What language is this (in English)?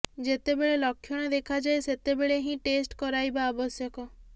Odia